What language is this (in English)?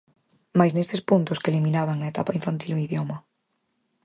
Galician